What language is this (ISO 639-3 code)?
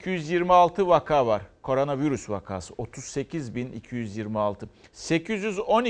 tur